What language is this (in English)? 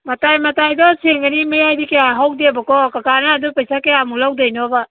Manipuri